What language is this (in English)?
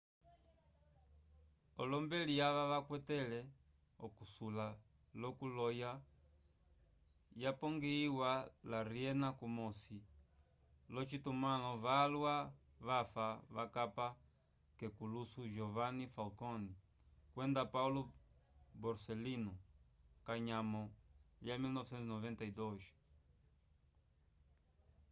Umbundu